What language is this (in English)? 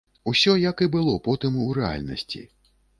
Belarusian